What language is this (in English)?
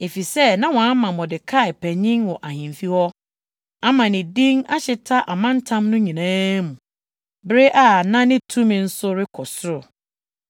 Akan